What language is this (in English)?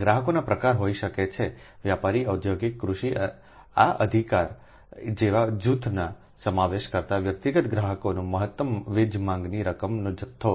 Gujarati